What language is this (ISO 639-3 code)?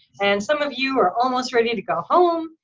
eng